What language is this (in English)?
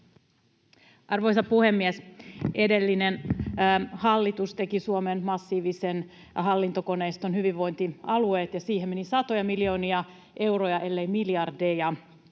Finnish